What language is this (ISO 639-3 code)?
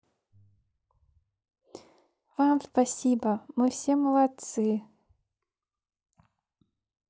rus